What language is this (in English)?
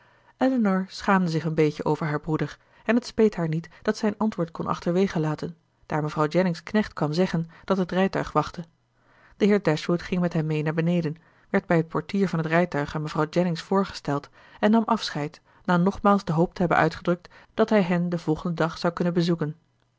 Dutch